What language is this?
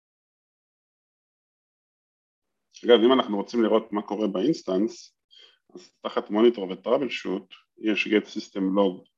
Hebrew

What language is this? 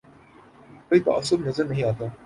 Urdu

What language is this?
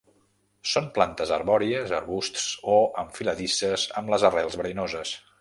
Catalan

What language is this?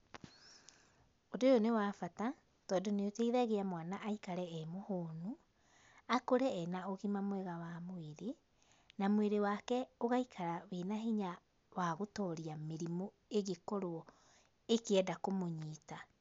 Kikuyu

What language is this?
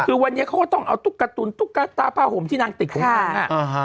Thai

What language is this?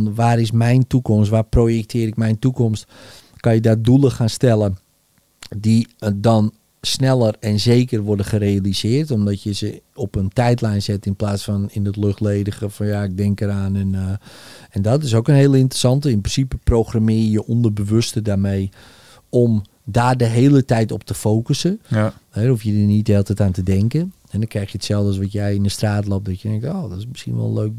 Dutch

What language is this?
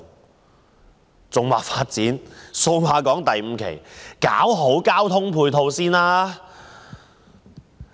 Cantonese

